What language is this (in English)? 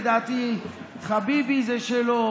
Hebrew